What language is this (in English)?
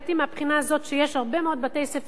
Hebrew